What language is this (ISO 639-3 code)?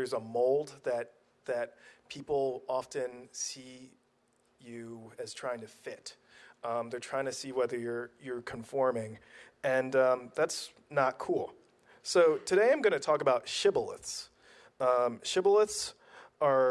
eng